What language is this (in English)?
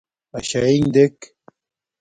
Domaaki